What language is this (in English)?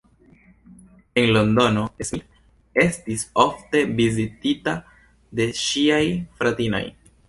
Esperanto